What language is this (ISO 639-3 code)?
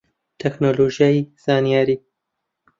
ckb